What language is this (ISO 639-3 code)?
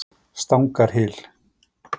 isl